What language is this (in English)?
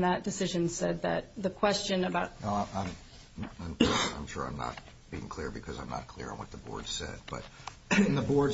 English